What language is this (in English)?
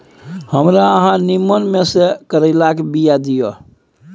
Maithili